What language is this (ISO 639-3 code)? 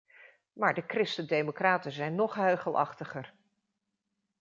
nld